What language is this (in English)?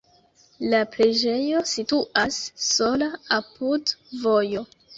Esperanto